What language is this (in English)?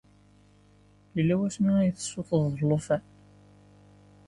Kabyle